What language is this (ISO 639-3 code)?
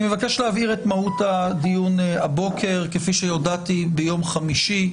heb